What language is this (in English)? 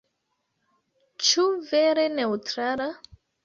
Esperanto